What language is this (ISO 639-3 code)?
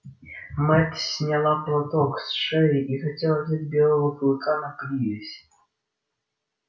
rus